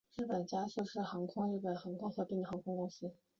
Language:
Chinese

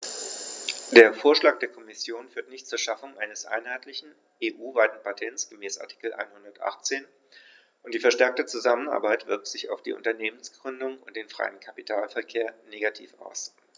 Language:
German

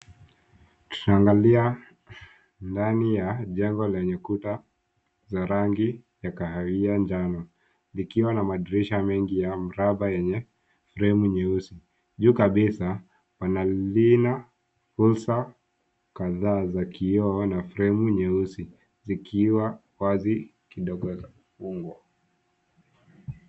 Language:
Swahili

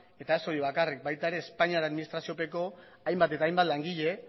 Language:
Basque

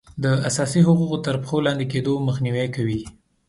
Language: Pashto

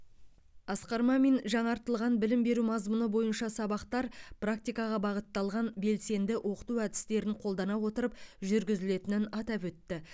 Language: Kazakh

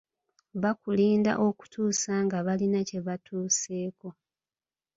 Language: Ganda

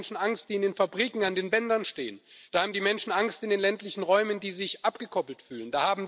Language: German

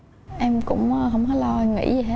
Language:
Vietnamese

